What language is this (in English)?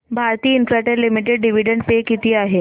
Marathi